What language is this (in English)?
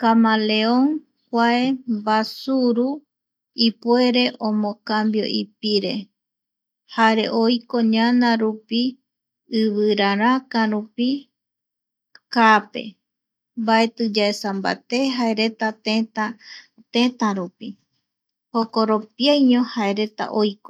Eastern Bolivian Guaraní